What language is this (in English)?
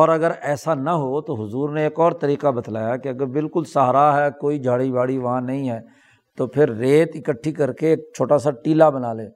Urdu